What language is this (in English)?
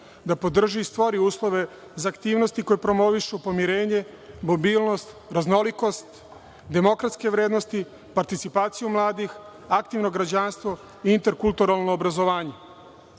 Serbian